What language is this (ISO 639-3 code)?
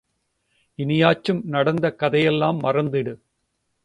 tam